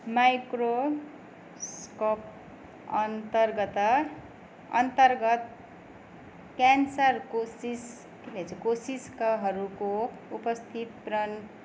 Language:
Nepali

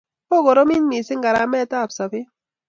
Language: Kalenjin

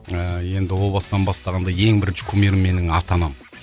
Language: Kazakh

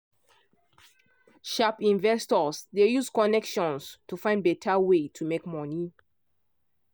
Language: Nigerian Pidgin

